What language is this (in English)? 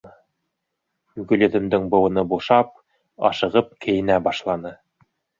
Bashkir